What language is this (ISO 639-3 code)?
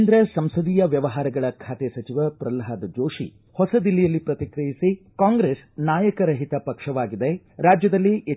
kan